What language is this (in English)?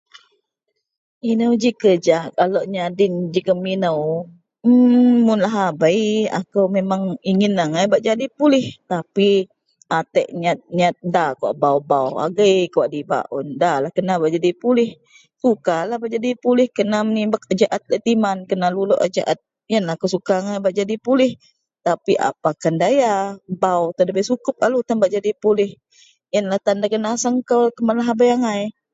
Central Melanau